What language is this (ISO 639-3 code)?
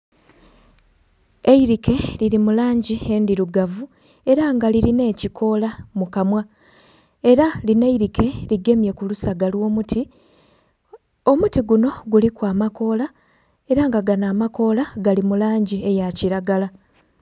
xog